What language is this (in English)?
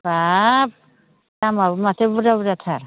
Bodo